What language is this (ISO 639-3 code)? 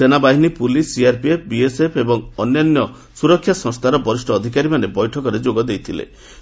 ori